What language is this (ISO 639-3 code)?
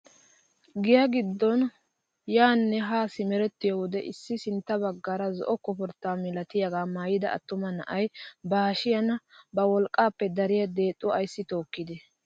wal